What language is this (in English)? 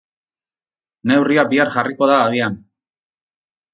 Basque